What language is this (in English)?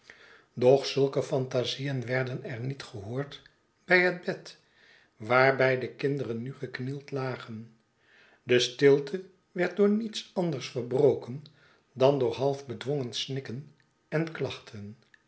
Dutch